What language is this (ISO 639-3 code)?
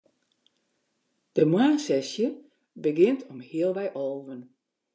fry